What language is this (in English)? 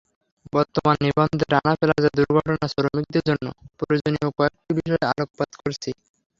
Bangla